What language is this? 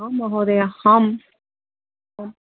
Sanskrit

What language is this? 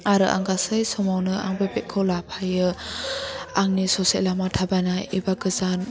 Bodo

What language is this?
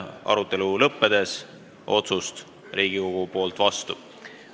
Estonian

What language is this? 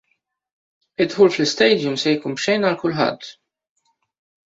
Maltese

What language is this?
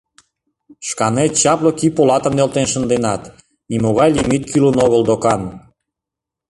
Mari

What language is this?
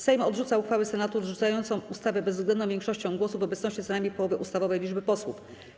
Polish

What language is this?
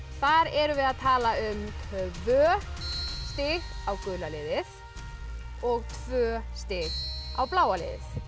Icelandic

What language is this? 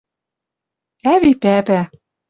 Western Mari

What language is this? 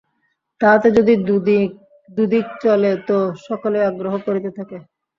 Bangla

